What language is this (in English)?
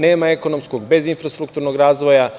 Serbian